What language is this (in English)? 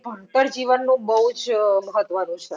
Gujarati